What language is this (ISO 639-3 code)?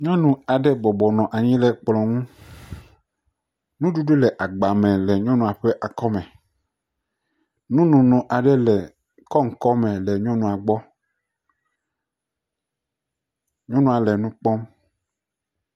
ewe